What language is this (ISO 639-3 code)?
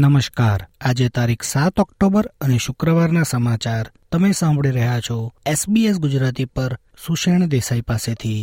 guj